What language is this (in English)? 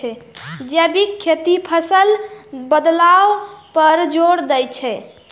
Maithili